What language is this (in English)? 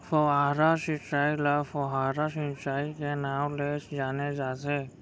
Chhattisgarhi